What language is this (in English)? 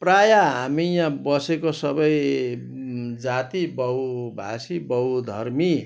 Nepali